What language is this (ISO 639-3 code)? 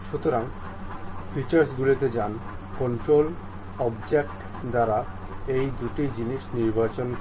ben